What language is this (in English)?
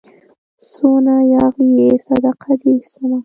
Pashto